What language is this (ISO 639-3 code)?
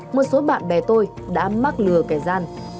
vie